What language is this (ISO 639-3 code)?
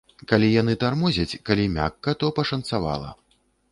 bel